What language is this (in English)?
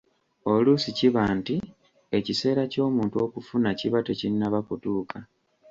Ganda